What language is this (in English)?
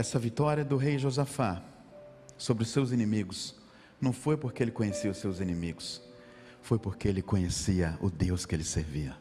Portuguese